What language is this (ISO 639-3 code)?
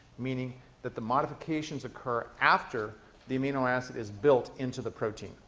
eng